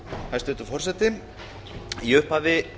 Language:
Icelandic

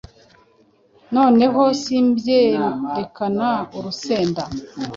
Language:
Kinyarwanda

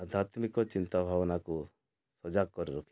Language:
Odia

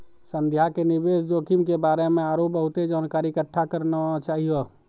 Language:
Maithili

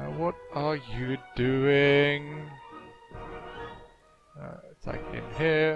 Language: English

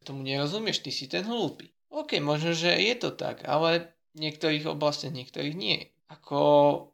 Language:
Slovak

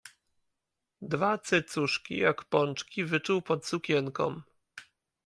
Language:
Polish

